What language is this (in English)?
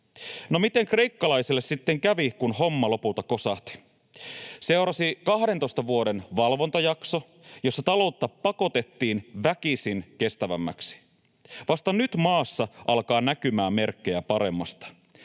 Finnish